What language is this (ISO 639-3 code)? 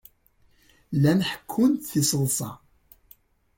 kab